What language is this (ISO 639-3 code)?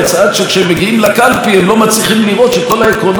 heb